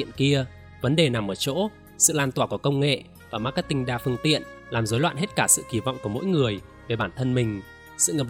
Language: Vietnamese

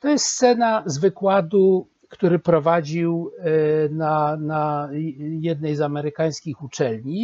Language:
Polish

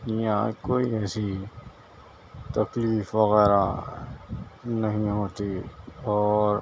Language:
Urdu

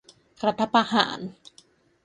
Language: Thai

